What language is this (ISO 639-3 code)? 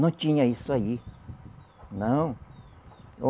por